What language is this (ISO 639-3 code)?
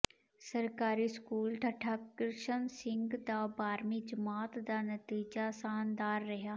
pan